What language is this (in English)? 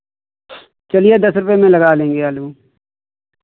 Hindi